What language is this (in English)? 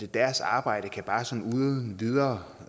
Danish